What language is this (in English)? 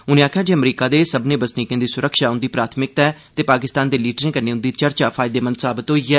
Dogri